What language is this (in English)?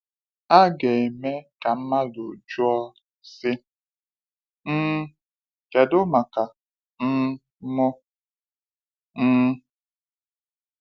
Igbo